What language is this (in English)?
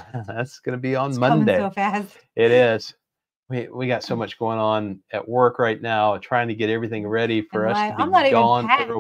English